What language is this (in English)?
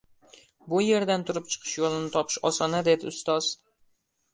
Uzbek